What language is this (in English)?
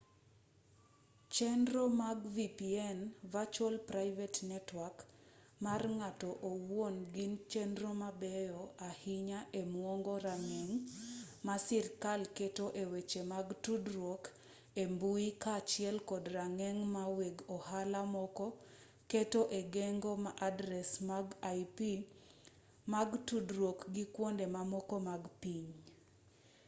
Luo (Kenya and Tanzania)